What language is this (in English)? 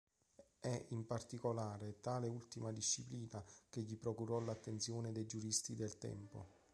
Italian